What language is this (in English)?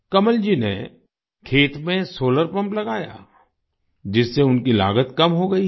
Hindi